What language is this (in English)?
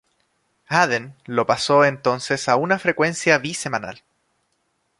Spanish